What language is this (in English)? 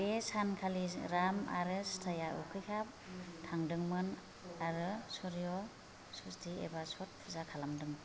Bodo